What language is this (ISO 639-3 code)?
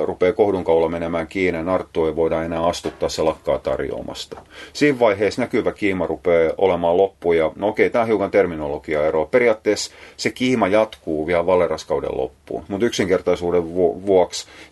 fin